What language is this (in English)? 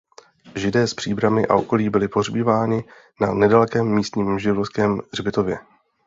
Czech